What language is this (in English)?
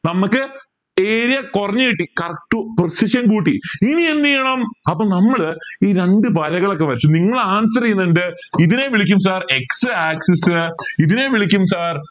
Malayalam